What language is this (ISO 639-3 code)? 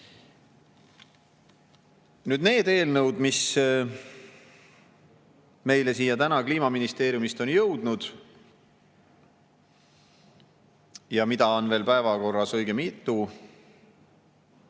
est